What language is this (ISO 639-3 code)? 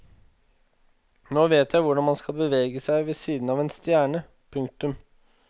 nor